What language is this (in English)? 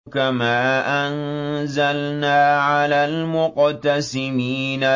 Arabic